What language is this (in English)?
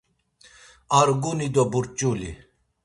Laz